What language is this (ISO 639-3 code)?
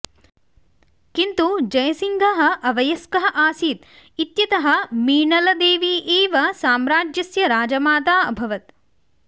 san